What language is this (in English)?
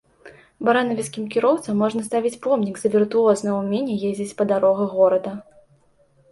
Belarusian